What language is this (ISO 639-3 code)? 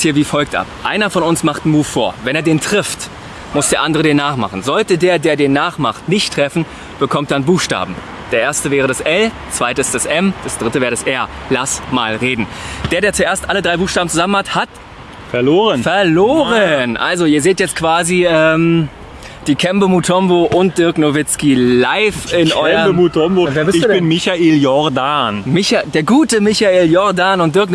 deu